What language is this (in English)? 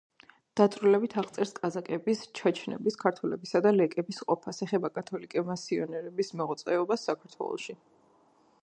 Georgian